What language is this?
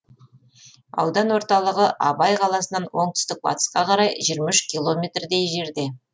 Kazakh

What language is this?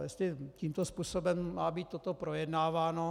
Czech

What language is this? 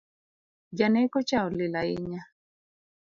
Luo (Kenya and Tanzania)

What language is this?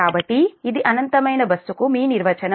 Telugu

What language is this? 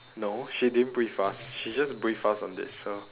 English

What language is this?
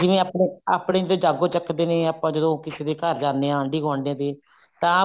Punjabi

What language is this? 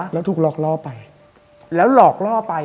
Thai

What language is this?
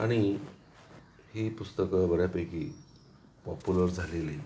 Marathi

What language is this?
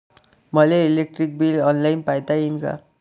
Marathi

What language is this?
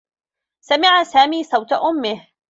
Arabic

